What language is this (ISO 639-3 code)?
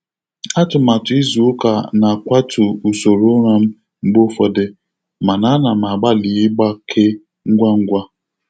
ibo